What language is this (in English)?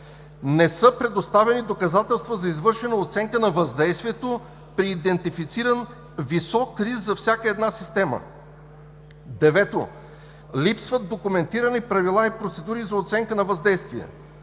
Bulgarian